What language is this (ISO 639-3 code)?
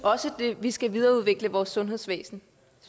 dan